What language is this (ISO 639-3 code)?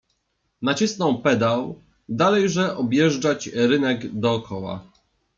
pol